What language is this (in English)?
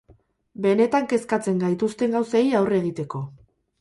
Basque